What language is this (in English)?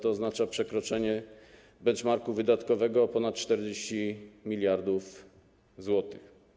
Polish